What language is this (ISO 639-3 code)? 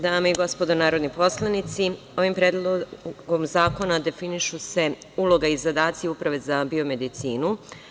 srp